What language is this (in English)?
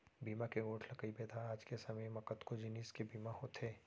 Chhattisgarhi